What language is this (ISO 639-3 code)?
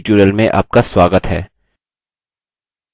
hin